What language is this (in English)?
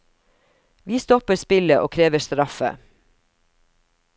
Norwegian